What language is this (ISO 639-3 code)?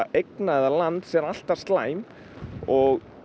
isl